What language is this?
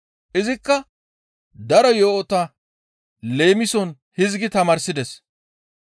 Gamo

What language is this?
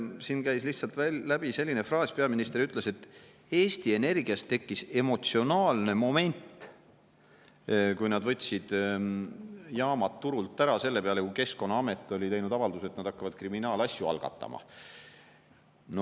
Estonian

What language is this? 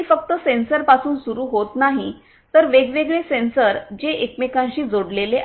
Marathi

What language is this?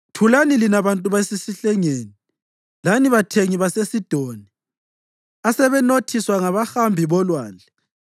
North Ndebele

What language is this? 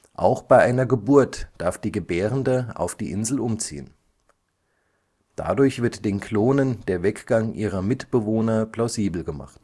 German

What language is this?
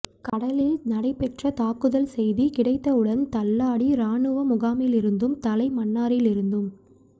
Tamil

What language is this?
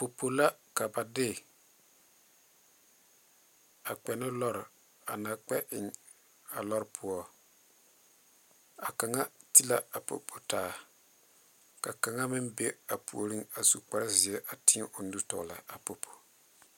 Southern Dagaare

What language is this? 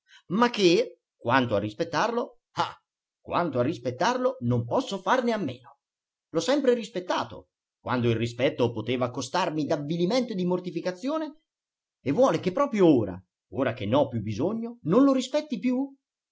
Italian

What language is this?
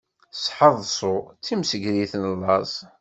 Kabyle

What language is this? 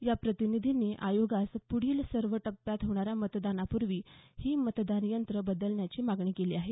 Marathi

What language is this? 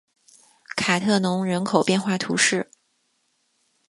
Chinese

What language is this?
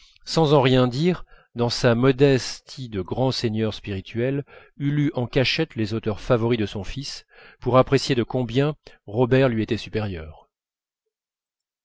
French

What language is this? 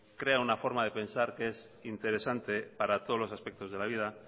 Spanish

